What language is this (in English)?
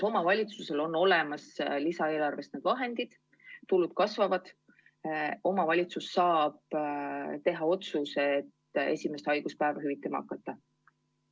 Estonian